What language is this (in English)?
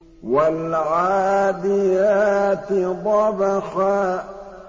Arabic